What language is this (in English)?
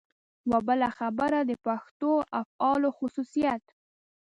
Pashto